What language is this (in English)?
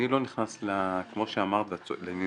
Hebrew